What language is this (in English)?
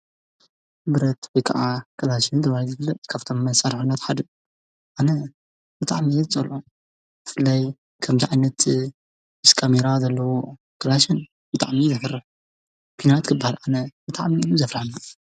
Tigrinya